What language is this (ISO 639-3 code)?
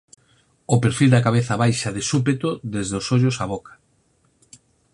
glg